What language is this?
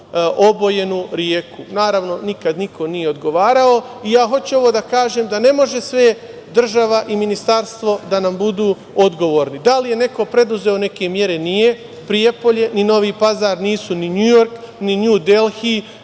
Serbian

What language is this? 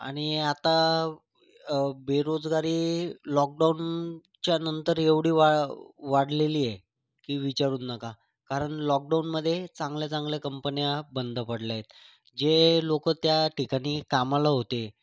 Marathi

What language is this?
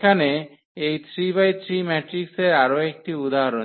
Bangla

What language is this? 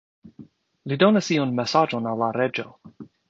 Esperanto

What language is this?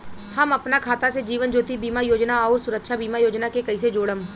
Bhojpuri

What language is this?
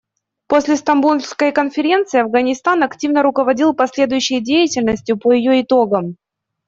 Russian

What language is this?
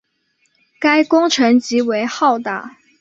Chinese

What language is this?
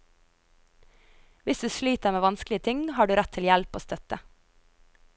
Norwegian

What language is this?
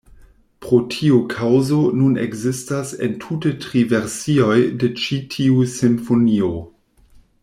Esperanto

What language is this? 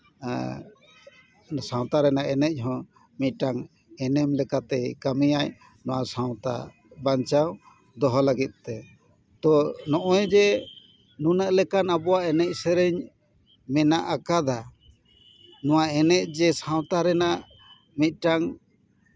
Santali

